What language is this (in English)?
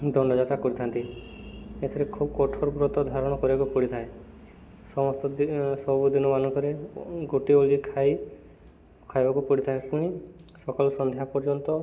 Odia